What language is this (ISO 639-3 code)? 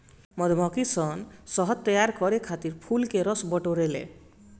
bho